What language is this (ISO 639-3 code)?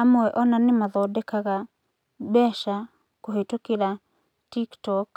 kik